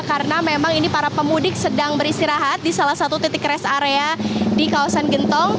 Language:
Indonesian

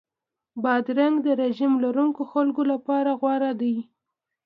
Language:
Pashto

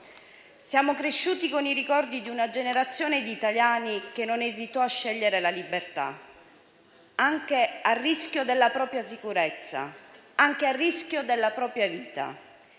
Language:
Italian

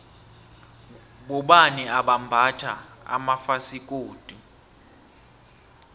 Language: South Ndebele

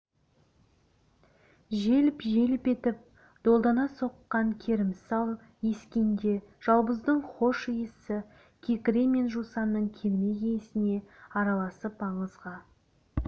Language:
Kazakh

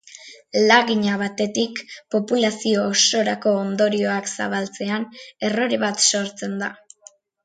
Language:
Basque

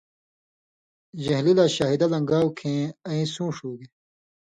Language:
Indus Kohistani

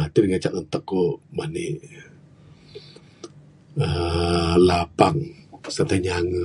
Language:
Bukar-Sadung Bidayuh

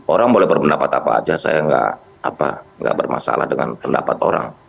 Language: Indonesian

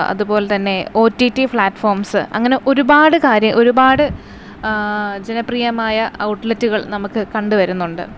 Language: Malayalam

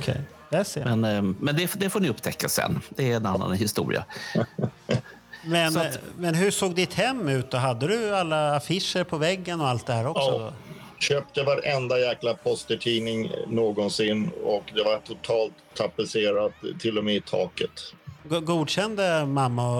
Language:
Swedish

